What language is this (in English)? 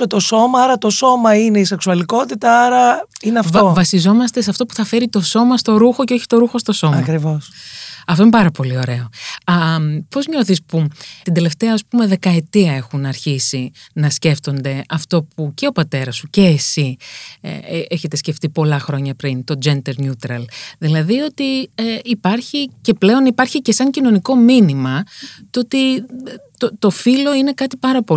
Greek